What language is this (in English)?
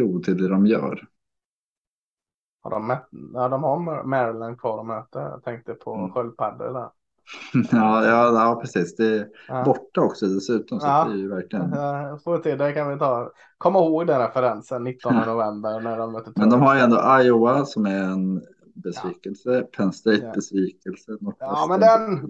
Swedish